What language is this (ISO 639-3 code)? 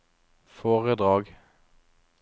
nor